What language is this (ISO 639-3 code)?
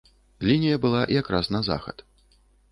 bel